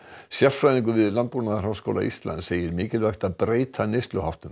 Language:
Icelandic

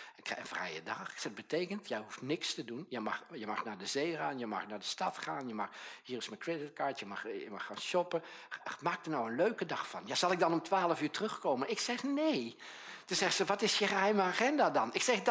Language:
Dutch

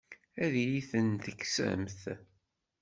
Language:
Kabyle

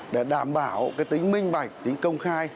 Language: Vietnamese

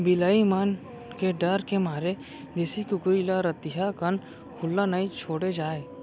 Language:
Chhattisgarhi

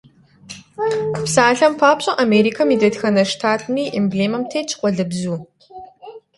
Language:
Kabardian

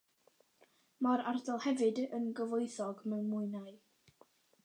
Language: Welsh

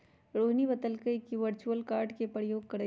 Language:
Magahi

